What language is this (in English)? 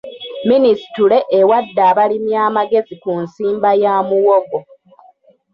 Ganda